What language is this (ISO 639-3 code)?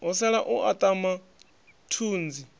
ven